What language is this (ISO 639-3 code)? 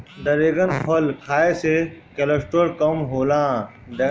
bho